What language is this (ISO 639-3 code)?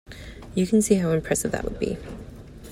eng